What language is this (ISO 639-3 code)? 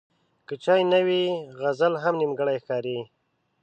pus